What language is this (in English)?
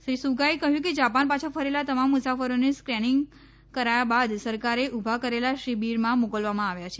Gujarati